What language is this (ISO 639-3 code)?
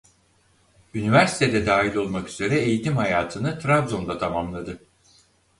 tur